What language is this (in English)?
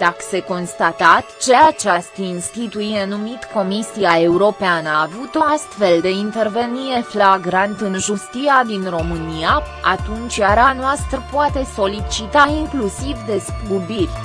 Romanian